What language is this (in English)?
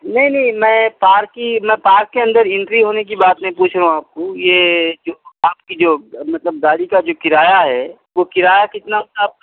Urdu